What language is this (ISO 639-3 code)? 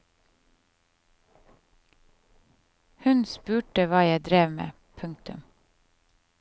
nor